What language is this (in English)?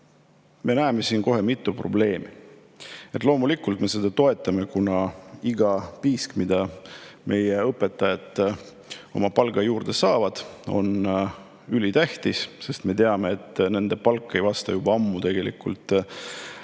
Estonian